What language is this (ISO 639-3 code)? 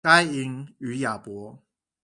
zho